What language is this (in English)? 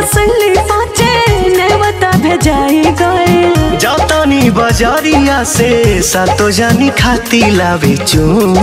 Hindi